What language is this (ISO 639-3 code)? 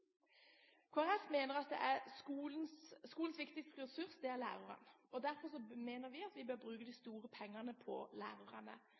nob